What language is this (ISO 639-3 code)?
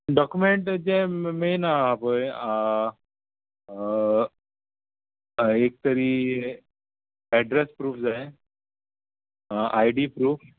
kok